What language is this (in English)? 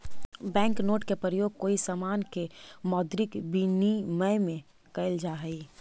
Magahi